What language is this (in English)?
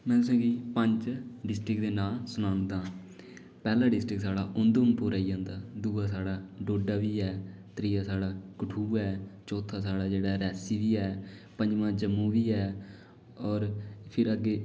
Dogri